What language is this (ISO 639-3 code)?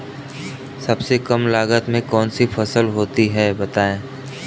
hin